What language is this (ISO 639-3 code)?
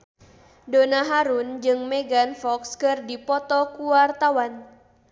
sun